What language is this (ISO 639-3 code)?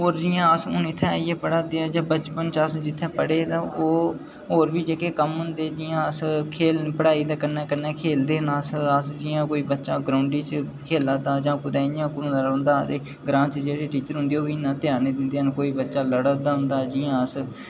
doi